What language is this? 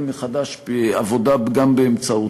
Hebrew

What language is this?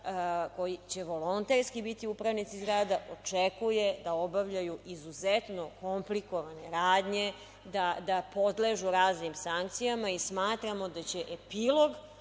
Serbian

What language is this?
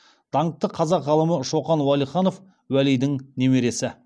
Kazakh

